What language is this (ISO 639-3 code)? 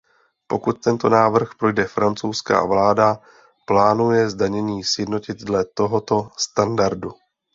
ces